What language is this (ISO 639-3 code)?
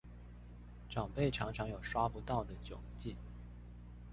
zho